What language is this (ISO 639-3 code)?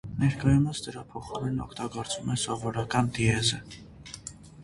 hye